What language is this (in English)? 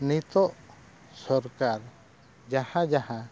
Santali